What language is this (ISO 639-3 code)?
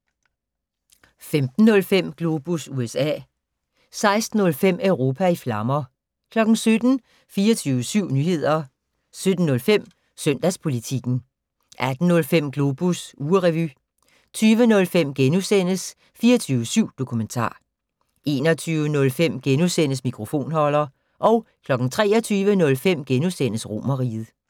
dan